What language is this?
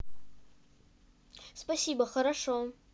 Russian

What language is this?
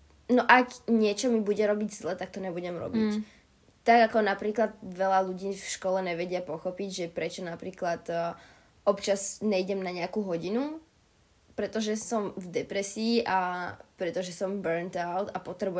Slovak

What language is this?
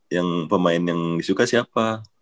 Indonesian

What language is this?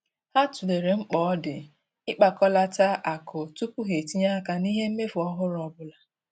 Igbo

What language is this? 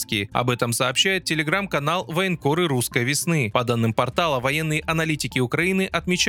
Russian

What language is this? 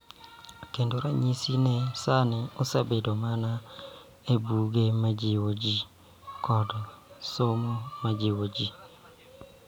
Luo (Kenya and Tanzania)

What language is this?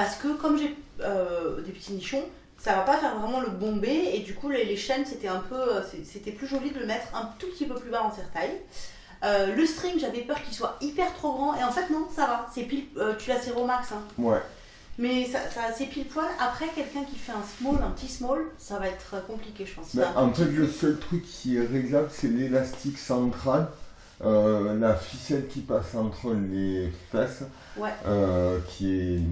French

